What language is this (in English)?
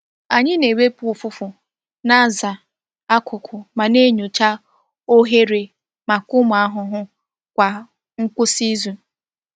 Igbo